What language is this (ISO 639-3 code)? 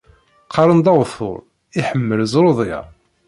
kab